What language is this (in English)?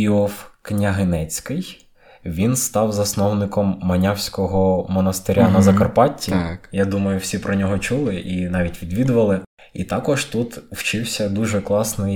Ukrainian